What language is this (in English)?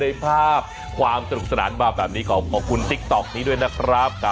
Thai